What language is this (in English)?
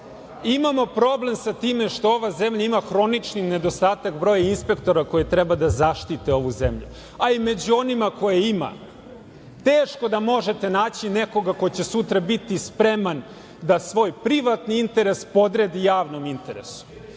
Serbian